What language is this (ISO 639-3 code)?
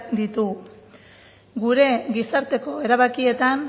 eus